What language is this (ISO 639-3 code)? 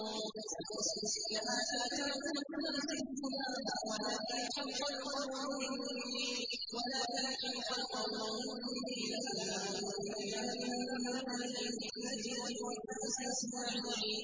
ara